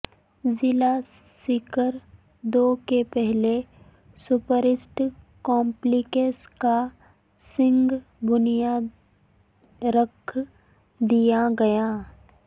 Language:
Urdu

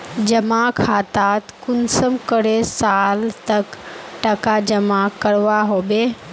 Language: Magahi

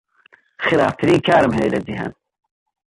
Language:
Central Kurdish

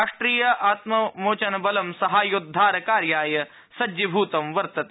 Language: Sanskrit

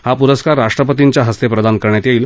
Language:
Marathi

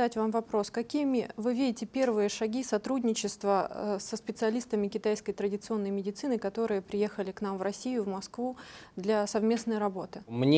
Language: Russian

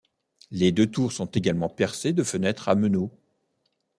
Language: French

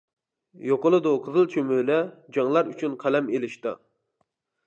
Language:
Uyghur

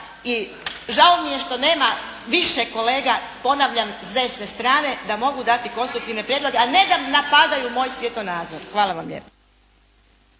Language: Croatian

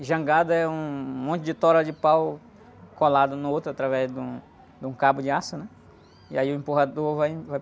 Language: Portuguese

